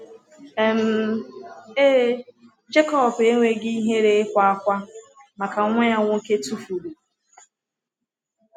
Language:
Igbo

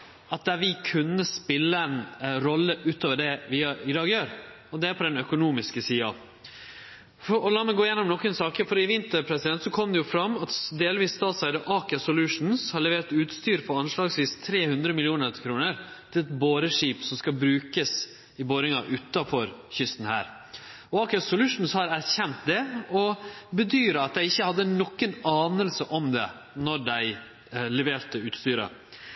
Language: Norwegian Nynorsk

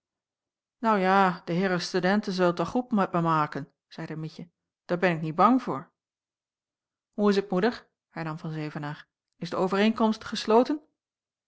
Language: Dutch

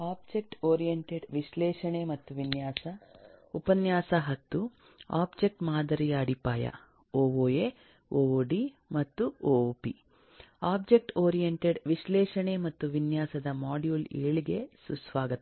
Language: Kannada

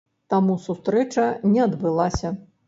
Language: Belarusian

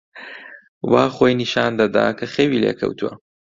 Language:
Central Kurdish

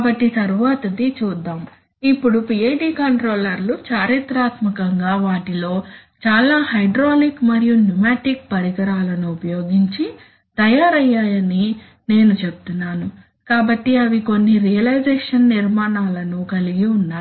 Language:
Telugu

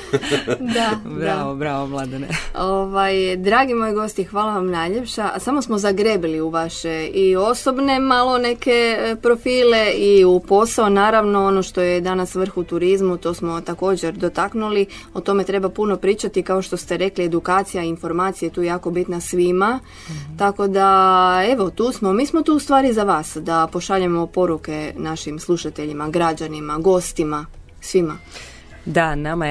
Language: Croatian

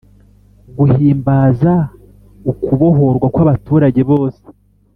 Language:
Kinyarwanda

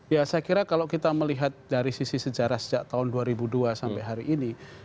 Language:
Indonesian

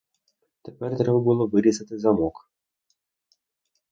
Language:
Ukrainian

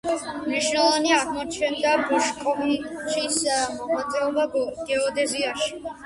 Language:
Georgian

